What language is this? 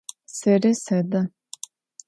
Adyghe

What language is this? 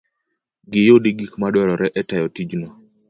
Luo (Kenya and Tanzania)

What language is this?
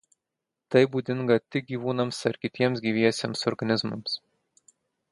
Lithuanian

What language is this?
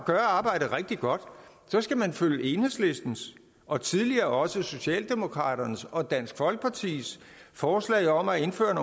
Danish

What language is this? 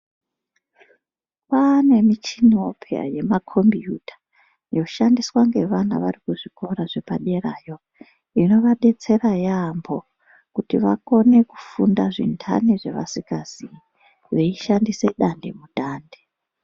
Ndau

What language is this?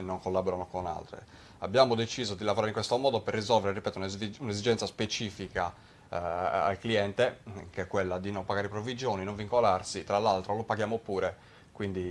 Italian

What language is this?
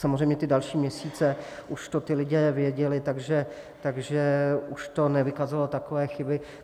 Czech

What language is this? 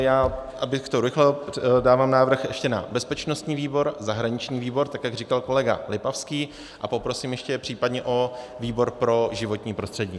Czech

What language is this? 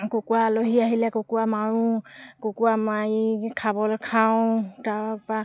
Assamese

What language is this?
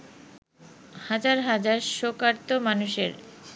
Bangla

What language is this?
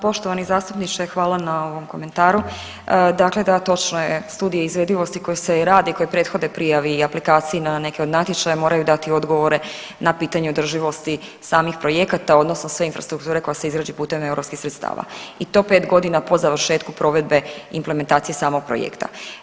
Croatian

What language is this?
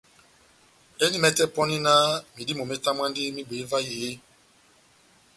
Batanga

